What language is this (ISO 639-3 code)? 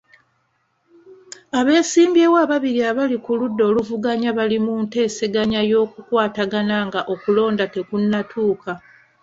lug